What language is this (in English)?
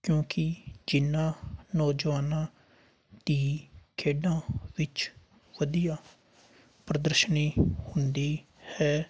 Punjabi